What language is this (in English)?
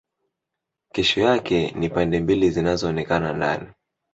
Swahili